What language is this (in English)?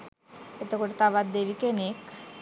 Sinhala